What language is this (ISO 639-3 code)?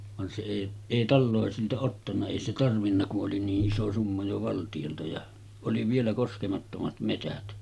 fin